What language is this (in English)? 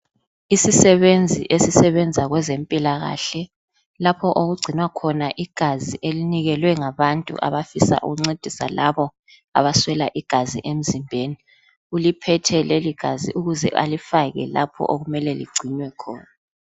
North Ndebele